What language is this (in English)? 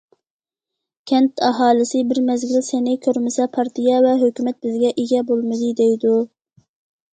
Uyghur